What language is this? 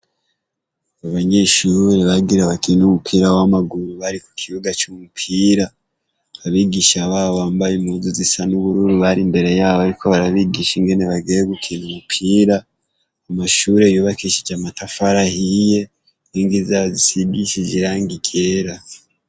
Rundi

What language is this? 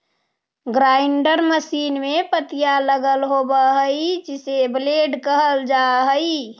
Magahi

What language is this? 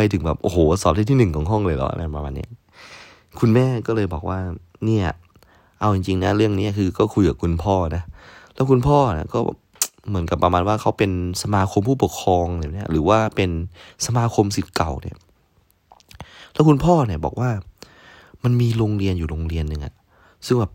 Thai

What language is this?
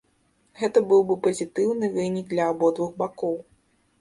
Belarusian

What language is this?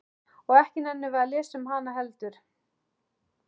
Icelandic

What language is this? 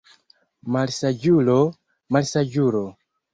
Esperanto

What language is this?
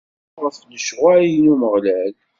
Kabyle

